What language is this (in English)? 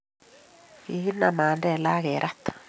Kalenjin